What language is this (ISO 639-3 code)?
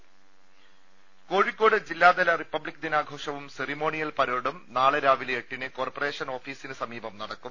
mal